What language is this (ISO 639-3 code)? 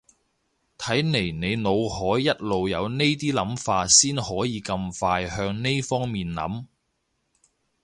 yue